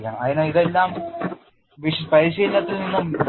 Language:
Malayalam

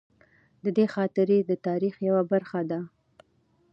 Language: Pashto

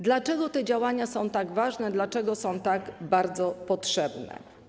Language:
Polish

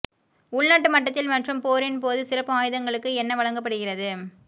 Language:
Tamil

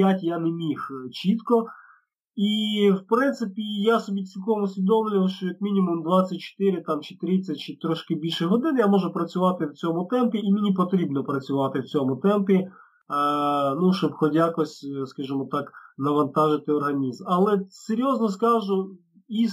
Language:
Ukrainian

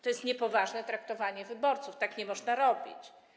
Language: Polish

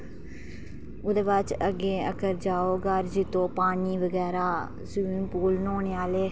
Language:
Dogri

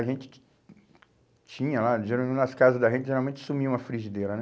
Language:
Portuguese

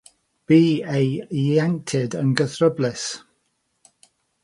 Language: Welsh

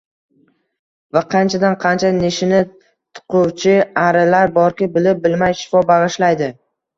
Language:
Uzbek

